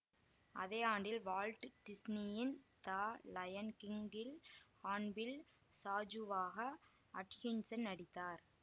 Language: Tamil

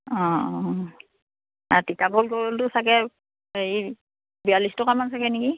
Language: Assamese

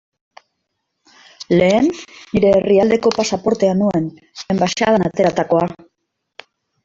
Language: Basque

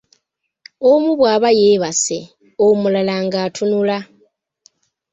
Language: Ganda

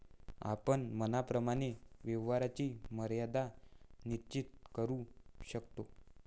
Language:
Marathi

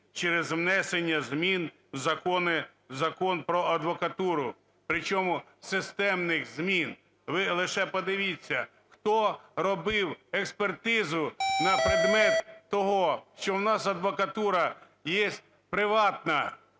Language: Ukrainian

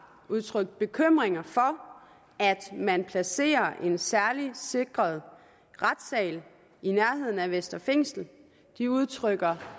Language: Danish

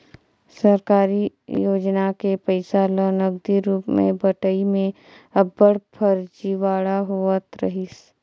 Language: Chhattisgarhi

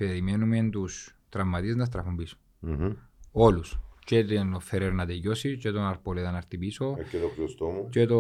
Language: Greek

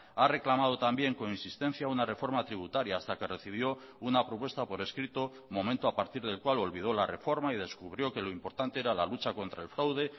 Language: Spanish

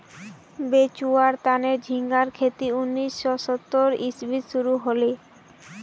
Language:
Magahi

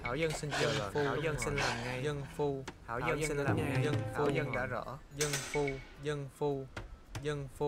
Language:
Vietnamese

